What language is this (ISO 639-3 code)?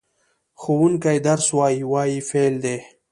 pus